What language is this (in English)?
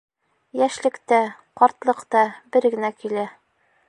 Bashkir